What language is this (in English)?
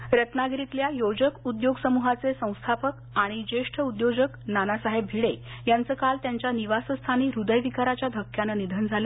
Marathi